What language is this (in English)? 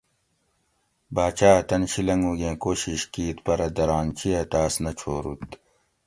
Gawri